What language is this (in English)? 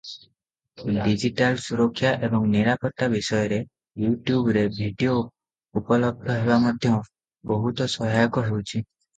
Odia